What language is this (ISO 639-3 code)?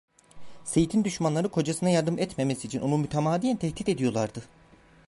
tur